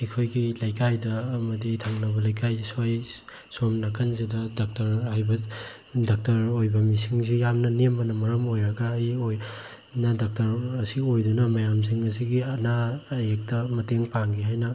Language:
Manipuri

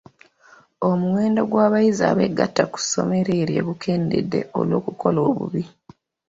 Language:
Ganda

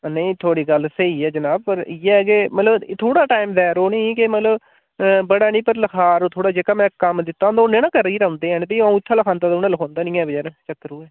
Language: Dogri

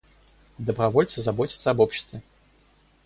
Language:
Russian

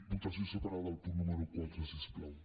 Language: Catalan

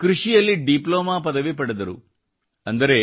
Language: Kannada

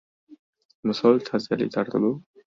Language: Uzbek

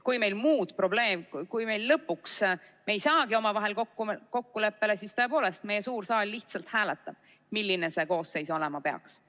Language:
Estonian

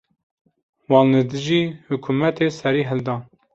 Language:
Kurdish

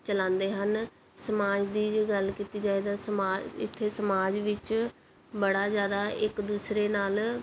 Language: Punjabi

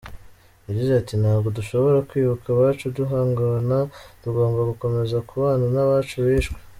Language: Kinyarwanda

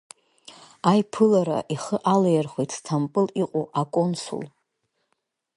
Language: Abkhazian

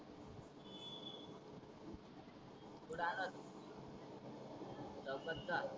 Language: Marathi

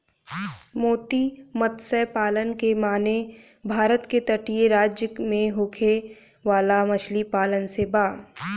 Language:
Bhojpuri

